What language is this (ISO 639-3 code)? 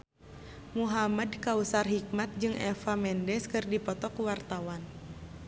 sun